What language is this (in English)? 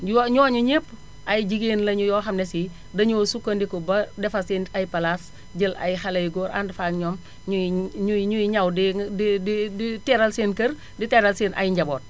Wolof